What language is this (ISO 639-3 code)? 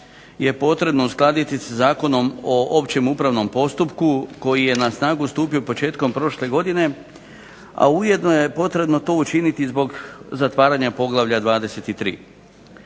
hrv